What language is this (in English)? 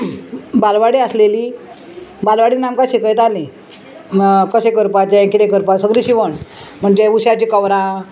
Konkani